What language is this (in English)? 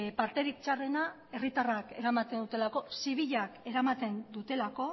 Basque